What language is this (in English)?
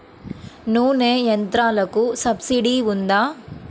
Telugu